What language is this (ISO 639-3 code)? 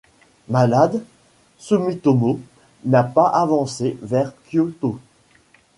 fra